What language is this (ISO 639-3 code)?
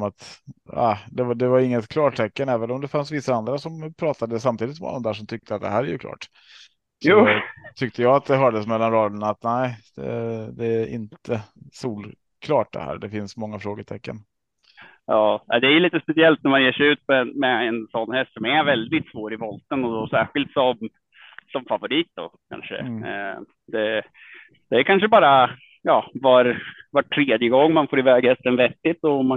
swe